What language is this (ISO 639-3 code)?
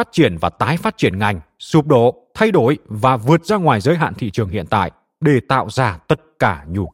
vie